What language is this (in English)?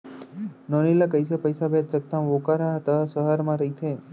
Chhattisgarhi